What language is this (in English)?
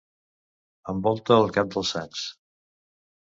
Catalan